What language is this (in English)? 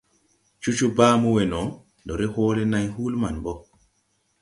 Tupuri